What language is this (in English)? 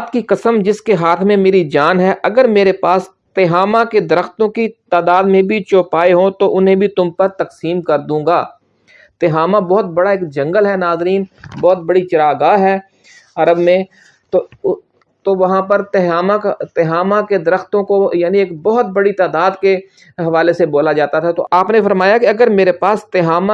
Urdu